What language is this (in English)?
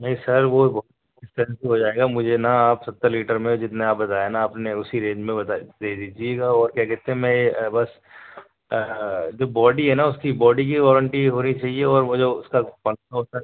Urdu